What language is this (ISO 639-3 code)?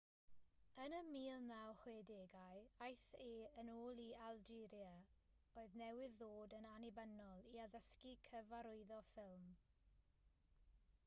cym